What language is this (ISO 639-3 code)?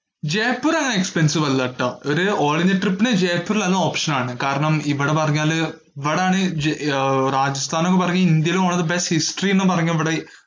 mal